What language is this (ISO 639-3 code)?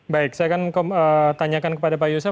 ind